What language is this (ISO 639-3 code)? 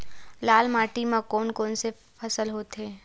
hne